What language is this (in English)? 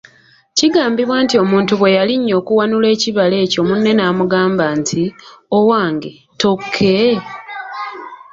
Ganda